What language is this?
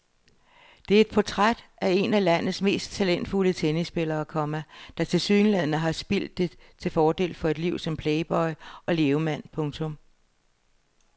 Danish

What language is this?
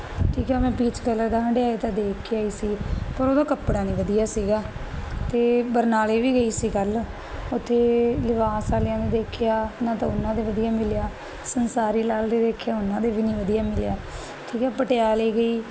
Punjabi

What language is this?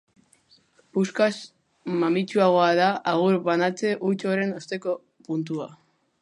Basque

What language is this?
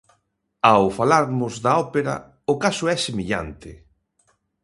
Galician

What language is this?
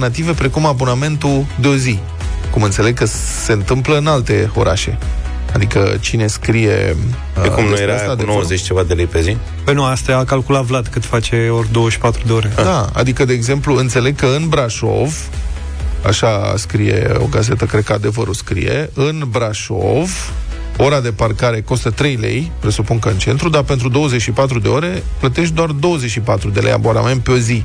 Romanian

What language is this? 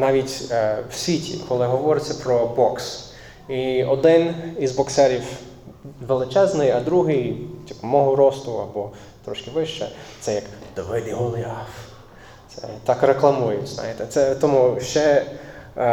Ukrainian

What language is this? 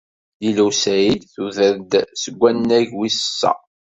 Kabyle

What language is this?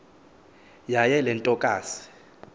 Xhosa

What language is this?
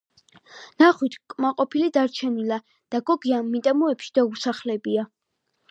Georgian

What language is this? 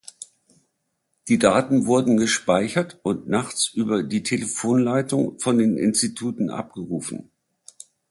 German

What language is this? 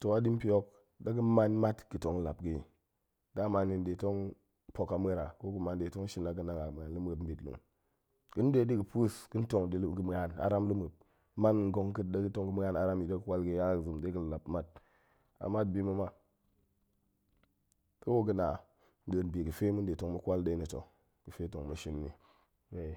Goemai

